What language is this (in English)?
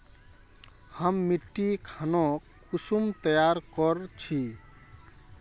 Magahi